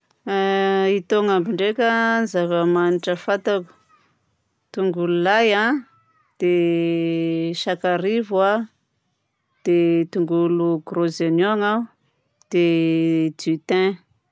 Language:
Southern Betsimisaraka Malagasy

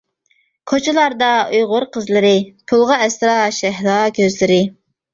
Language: Uyghur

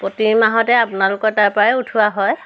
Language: Assamese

